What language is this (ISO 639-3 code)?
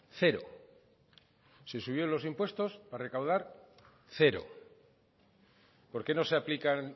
spa